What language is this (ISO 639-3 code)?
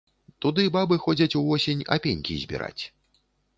bel